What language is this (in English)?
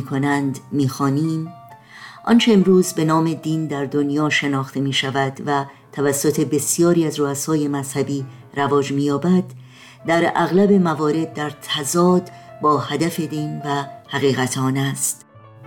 Persian